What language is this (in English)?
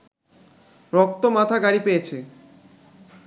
Bangla